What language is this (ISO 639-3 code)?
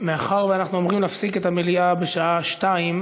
heb